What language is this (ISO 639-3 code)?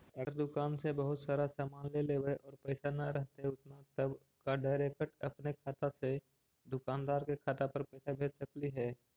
mag